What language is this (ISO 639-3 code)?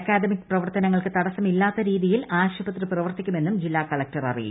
mal